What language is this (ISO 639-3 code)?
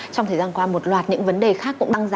vie